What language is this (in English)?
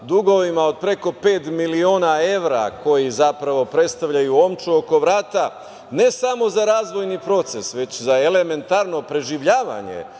Serbian